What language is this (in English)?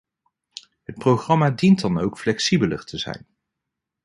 Dutch